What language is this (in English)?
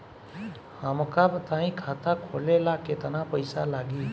Bhojpuri